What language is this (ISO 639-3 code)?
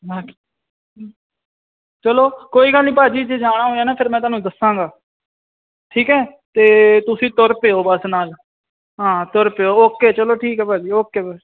pan